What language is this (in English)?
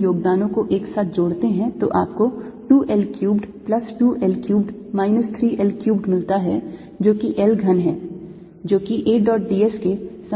Hindi